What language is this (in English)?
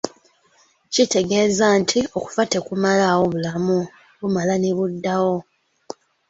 Ganda